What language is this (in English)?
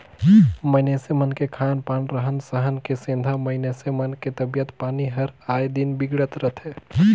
Chhattisgarhi